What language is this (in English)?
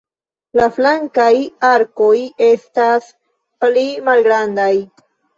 Esperanto